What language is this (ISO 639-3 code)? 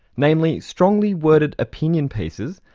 eng